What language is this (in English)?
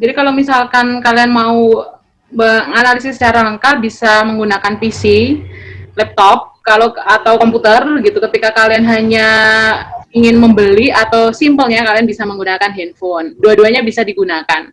Indonesian